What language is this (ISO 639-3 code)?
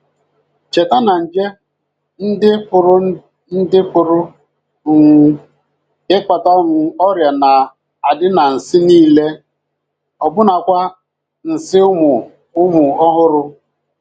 ibo